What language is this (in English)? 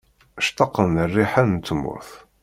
Kabyle